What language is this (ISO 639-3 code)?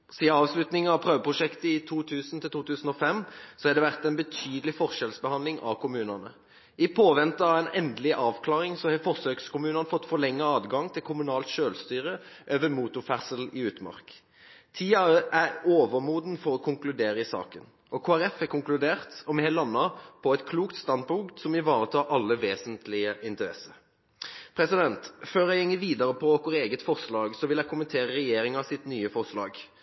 nob